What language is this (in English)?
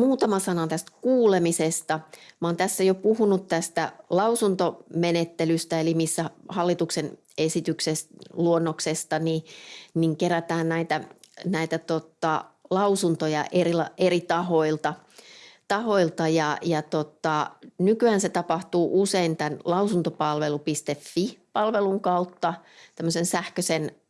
Finnish